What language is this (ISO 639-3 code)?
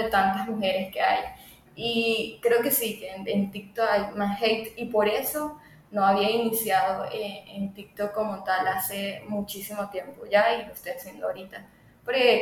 spa